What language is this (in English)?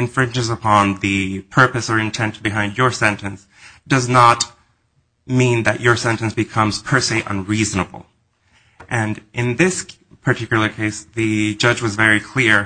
English